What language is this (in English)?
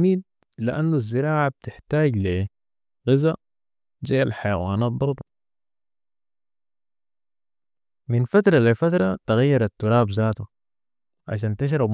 Sudanese Arabic